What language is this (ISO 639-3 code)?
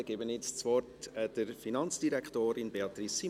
gsw